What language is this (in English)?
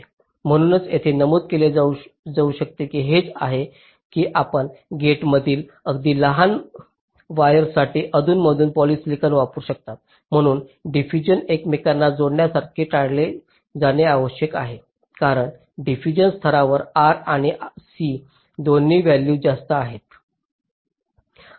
Marathi